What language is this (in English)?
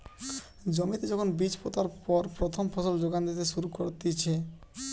Bangla